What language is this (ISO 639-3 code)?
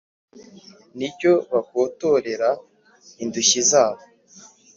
kin